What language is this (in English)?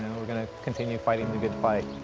English